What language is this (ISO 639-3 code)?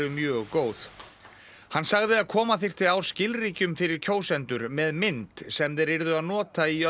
isl